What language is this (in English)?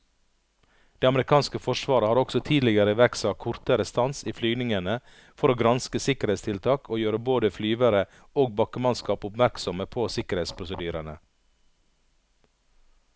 Norwegian